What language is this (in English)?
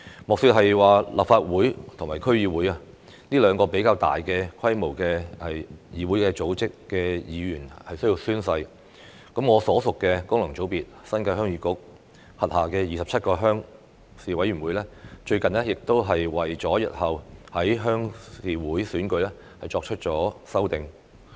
Cantonese